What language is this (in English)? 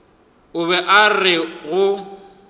Northern Sotho